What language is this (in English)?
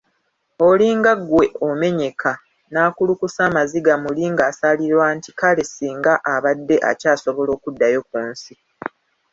Ganda